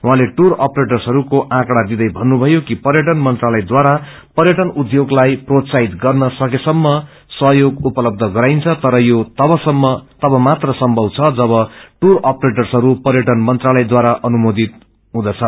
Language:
Nepali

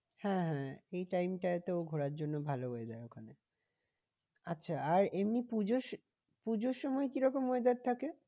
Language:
Bangla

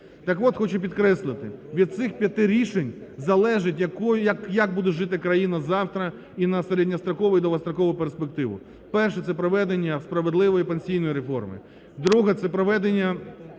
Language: Ukrainian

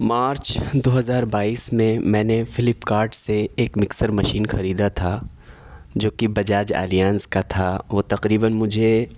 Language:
Urdu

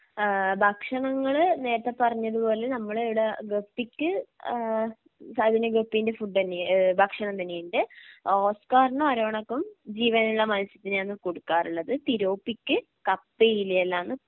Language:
Malayalam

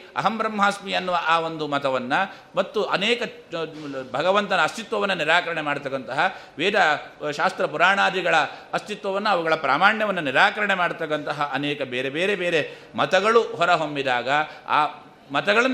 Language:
Kannada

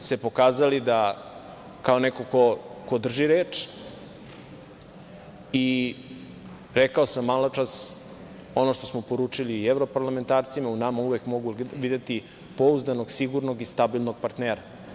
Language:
Serbian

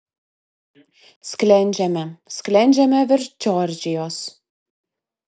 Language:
Lithuanian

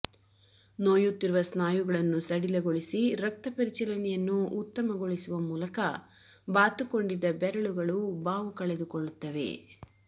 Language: Kannada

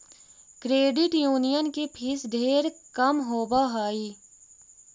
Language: Magahi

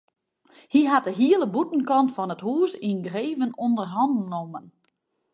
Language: Western Frisian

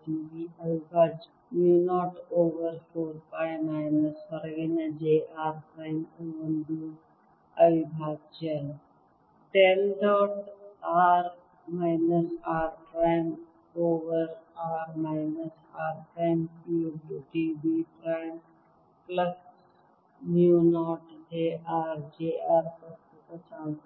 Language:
Kannada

